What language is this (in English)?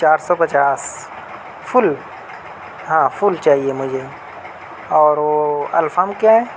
Urdu